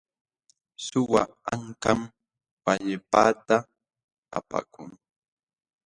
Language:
Jauja Wanca Quechua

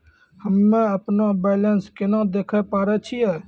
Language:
Maithili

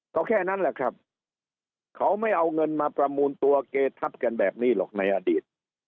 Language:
Thai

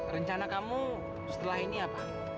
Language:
Indonesian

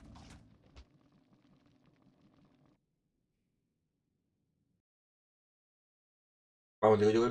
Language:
Spanish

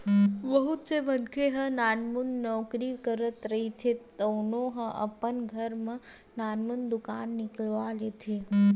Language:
Chhattisgarhi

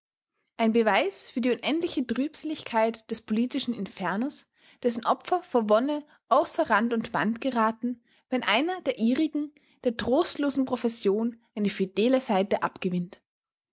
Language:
German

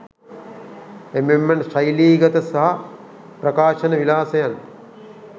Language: Sinhala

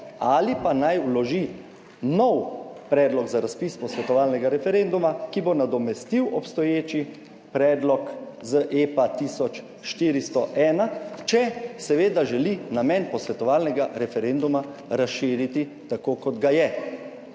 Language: Slovenian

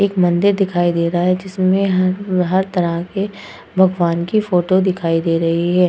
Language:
Hindi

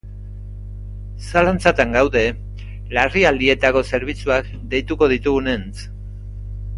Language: Basque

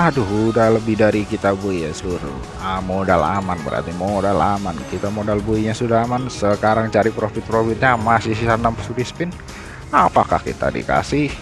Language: Indonesian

